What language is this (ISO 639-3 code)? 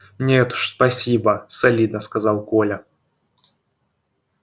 rus